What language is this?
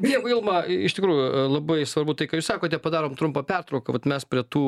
Lithuanian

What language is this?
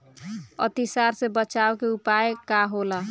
Bhojpuri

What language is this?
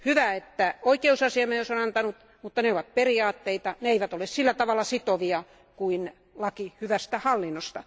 Finnish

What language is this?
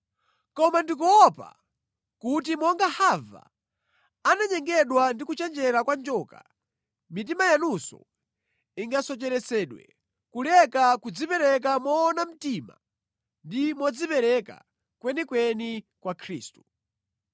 Nyanja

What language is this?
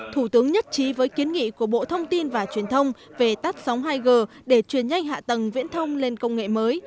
Vietnamese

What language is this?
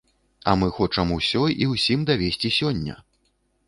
Belarusian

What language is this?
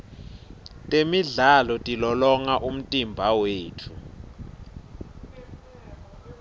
Swati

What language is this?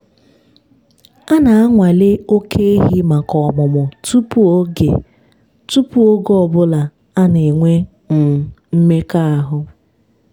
Igbo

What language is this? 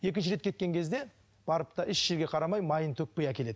Kazakh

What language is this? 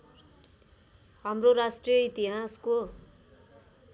Nepali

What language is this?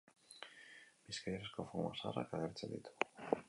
Basque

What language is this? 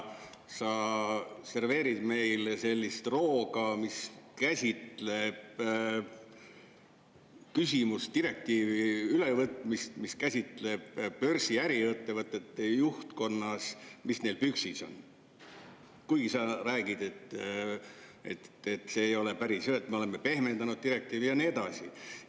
Estonian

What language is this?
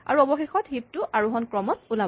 Assamese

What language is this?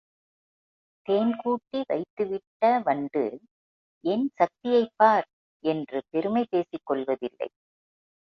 Tamil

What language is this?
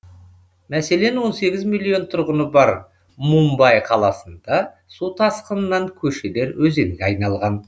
Kazakh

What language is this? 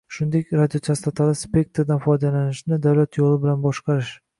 Uzbek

